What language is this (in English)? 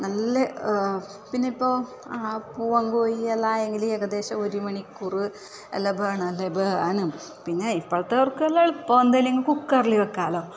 Malayalam